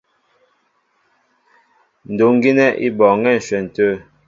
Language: Mbo (Cameroon)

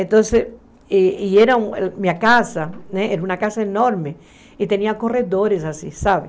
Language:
Portuguese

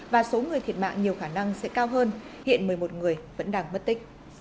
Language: Vietnamese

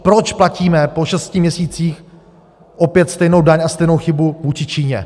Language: Czech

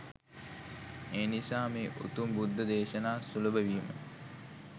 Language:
Sinhala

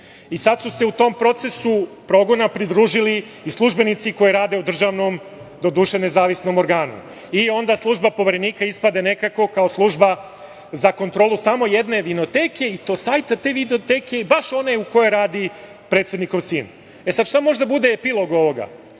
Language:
Serbian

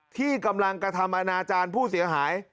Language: Thai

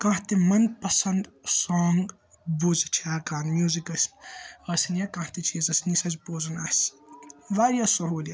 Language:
Kashmiri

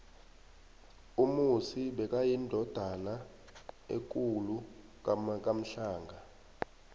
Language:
South Ndebele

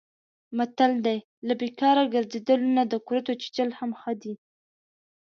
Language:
Pashto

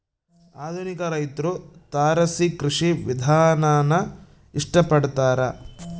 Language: Kannada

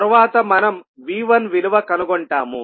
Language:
Telugu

